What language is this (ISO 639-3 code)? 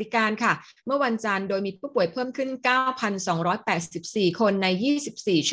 tha